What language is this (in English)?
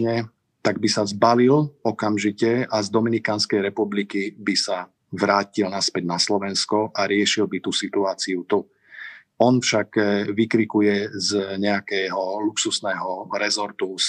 Slovak